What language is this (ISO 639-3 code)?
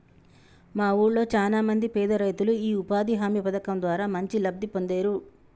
tel